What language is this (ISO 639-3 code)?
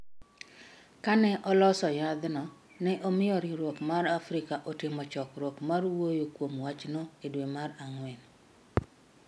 luo